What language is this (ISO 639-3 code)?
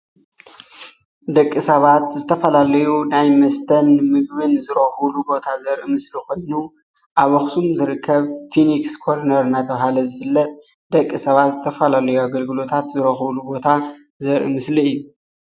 tir